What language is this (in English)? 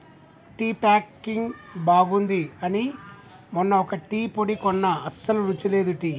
Telugu